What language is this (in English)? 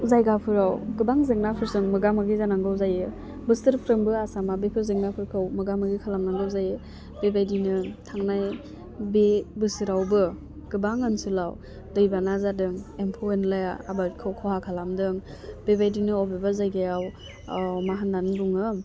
Bodo